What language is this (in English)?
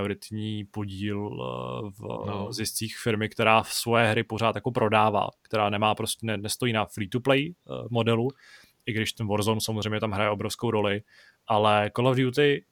Czech